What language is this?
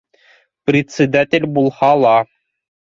Bashkir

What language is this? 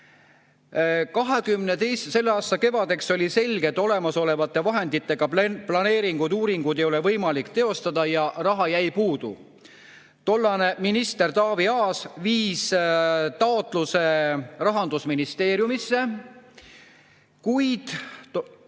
Estonian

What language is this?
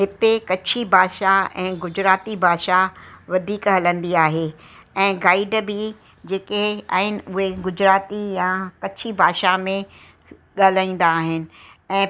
Sindhi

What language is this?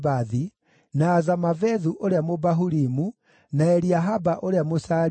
Kikuyu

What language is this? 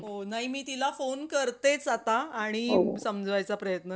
Marathi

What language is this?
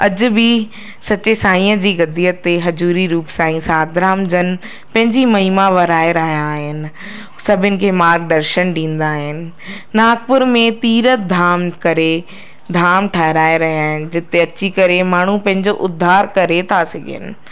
Sindhi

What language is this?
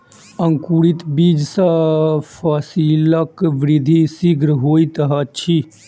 Maithili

